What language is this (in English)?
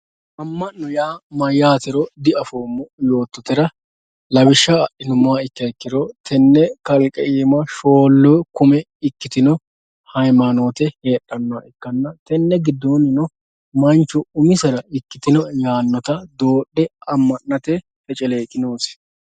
Sidamo